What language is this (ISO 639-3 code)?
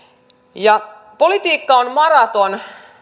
fin